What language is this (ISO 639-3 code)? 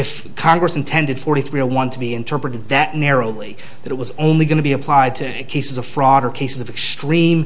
eng